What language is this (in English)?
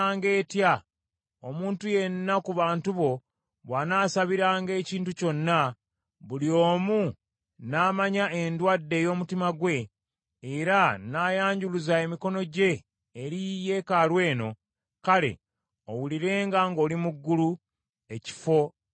Ganda